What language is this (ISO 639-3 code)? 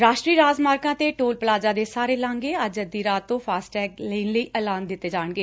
pan